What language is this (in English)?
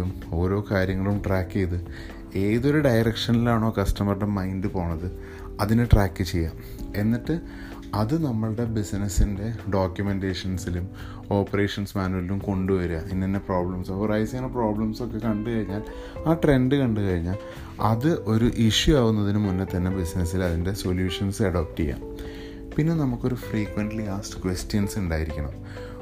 Malayalam